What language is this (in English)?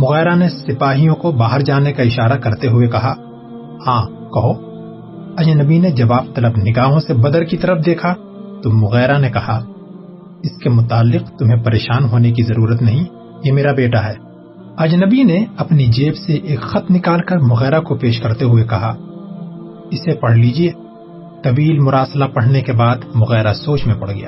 Urdu